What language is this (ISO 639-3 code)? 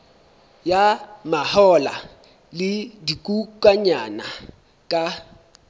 sot